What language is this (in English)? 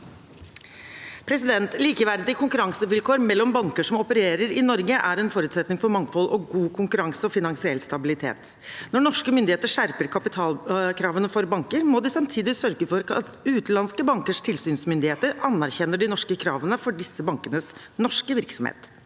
Norwegian